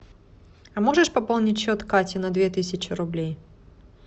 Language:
Russian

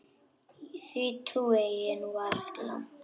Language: Icelandic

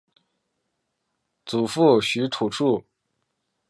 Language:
Chinese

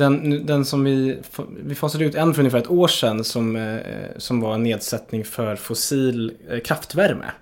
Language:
Swedish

